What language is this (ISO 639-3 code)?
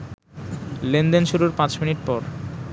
ben